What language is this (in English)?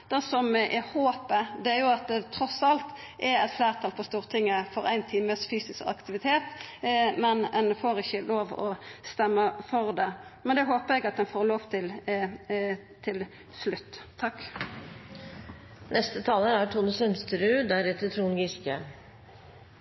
Norwegian Nynorsk